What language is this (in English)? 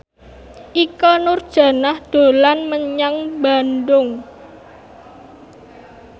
Javanese